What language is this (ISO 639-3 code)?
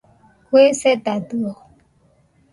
hux